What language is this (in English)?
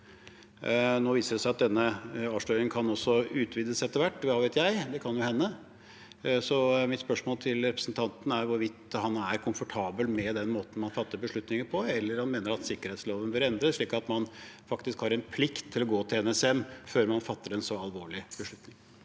Norwegian